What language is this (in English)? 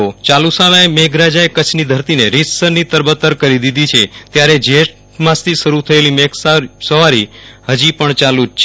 Gujarati